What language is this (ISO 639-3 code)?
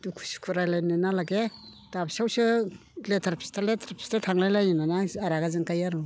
brx